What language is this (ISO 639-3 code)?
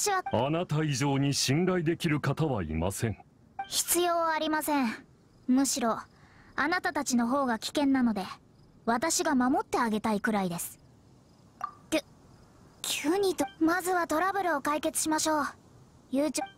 jpn